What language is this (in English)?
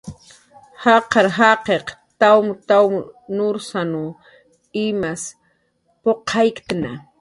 Jaqaru